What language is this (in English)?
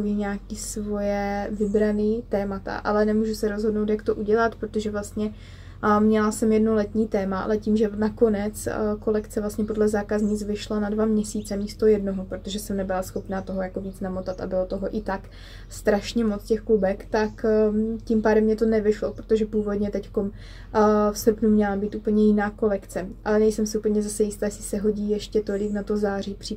Czech